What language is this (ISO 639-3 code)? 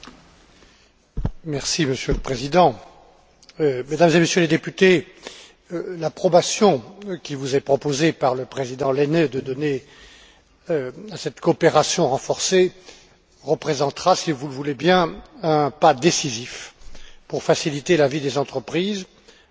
fra